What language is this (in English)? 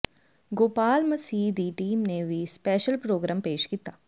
Punjabi